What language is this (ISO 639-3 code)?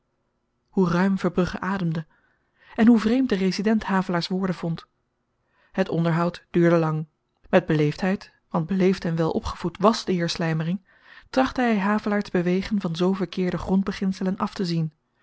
nld